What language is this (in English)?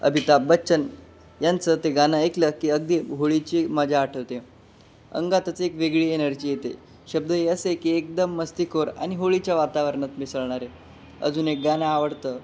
Marathi